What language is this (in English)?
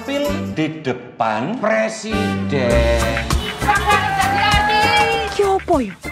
Indonesian